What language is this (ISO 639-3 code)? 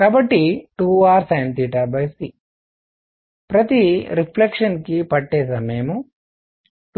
tel